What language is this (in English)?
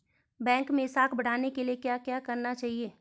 Hindi